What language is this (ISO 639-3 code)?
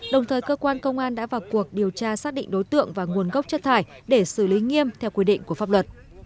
vie